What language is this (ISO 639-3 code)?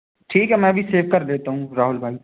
hin